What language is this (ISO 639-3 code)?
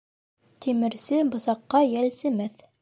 bak